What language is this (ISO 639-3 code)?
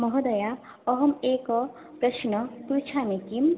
san